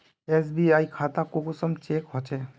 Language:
Magahi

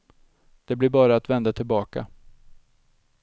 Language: Swedish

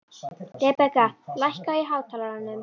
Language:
Icelandic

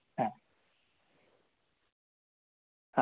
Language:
Sanskrit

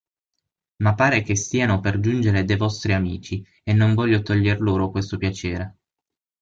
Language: Italian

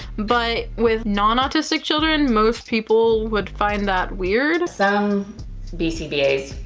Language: English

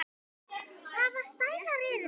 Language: Icelandic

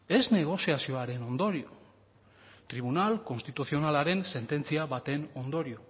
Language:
Basque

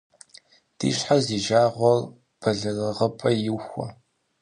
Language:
Kabardian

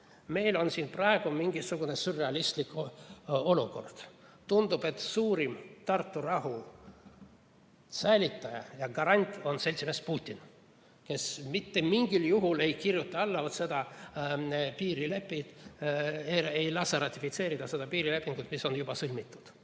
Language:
Estonian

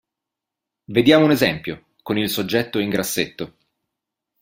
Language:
Italian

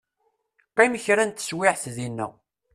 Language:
Kabyle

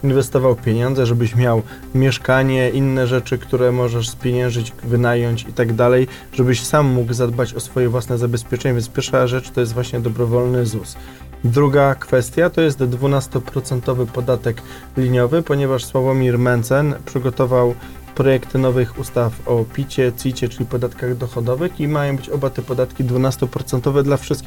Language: Polish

